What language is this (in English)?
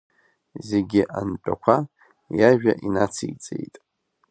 Abkhazian